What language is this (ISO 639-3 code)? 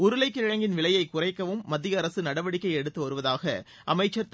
tam